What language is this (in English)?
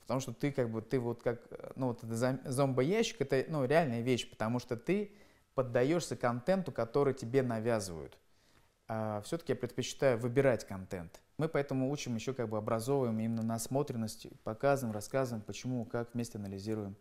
Russian